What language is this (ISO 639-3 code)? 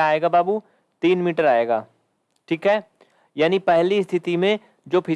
hin